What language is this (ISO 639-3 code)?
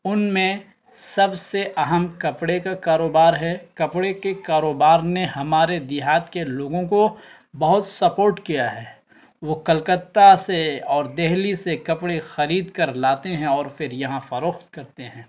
urd